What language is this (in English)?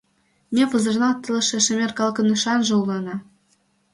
Mari